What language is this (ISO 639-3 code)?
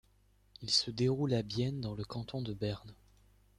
fra